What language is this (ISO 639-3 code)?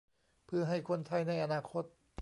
tha